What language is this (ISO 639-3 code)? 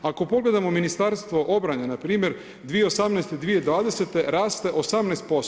hrv